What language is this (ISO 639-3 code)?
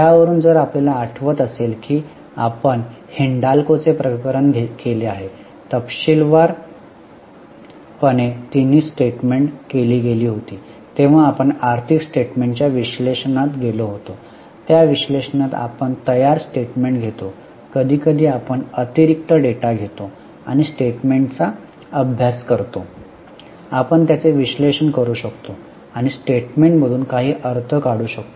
mar